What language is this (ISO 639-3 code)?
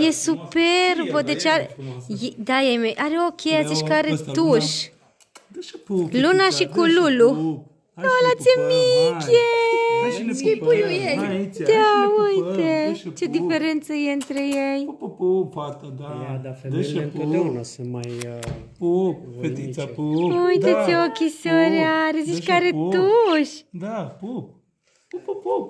ron